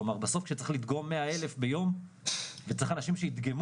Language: Hebrew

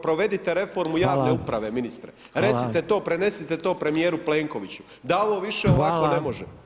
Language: Croatian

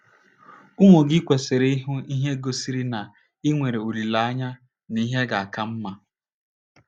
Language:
Igbo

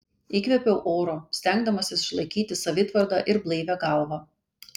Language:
Lithuanian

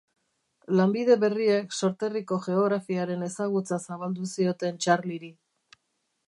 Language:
Basque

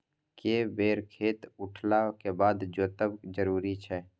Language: Maithili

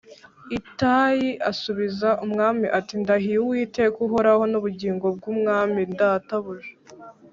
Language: Kinyarwanda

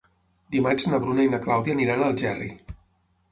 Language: Catalan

